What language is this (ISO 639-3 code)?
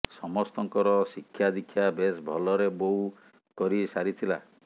ori